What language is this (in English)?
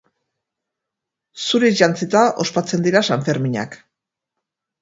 Basque